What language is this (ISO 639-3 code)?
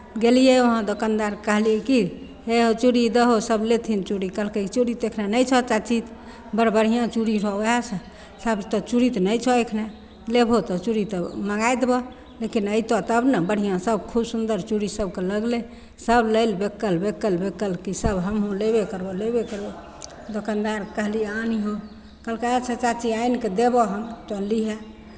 mai